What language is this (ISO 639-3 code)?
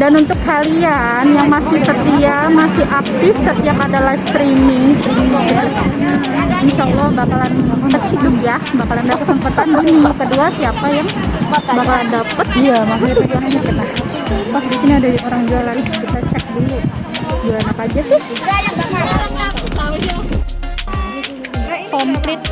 ind